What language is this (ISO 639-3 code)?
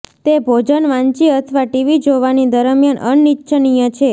guj